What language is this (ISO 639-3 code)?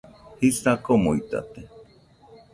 hux